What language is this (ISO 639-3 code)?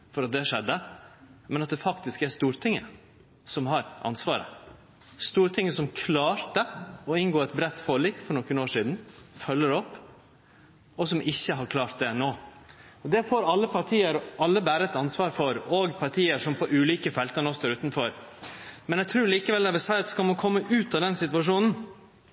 nno